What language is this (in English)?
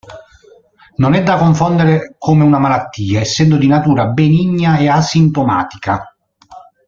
Italian